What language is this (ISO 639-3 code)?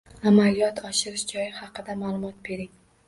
uzb